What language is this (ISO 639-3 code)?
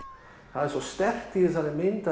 isl